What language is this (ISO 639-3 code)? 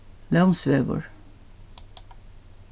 fao